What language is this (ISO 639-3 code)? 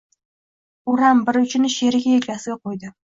uzb